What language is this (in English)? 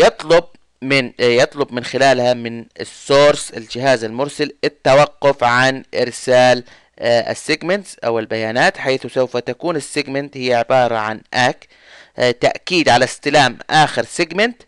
Arabic